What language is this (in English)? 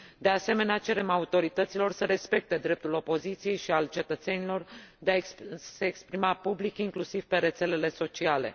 Romanian